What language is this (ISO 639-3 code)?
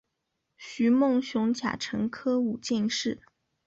zho